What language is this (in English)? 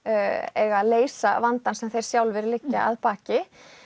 Icelandic